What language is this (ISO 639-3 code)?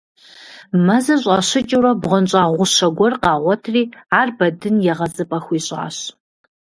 kbd